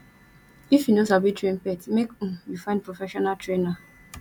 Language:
Nigerian Pidgin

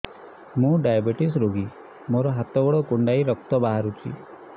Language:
Odia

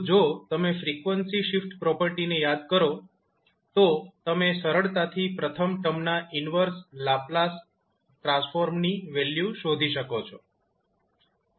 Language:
Gujarati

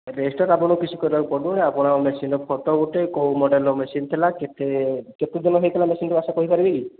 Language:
Odia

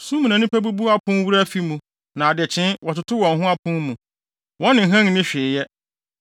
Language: Akan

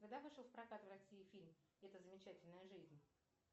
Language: Russian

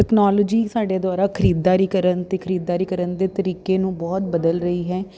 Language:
Punjabi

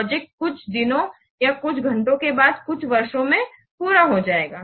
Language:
Hindi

